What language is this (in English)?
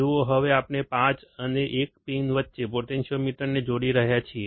Gujarati